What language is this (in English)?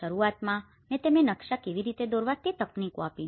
Gujarati